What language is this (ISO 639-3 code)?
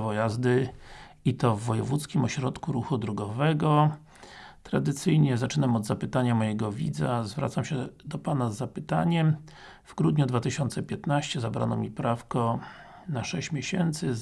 pol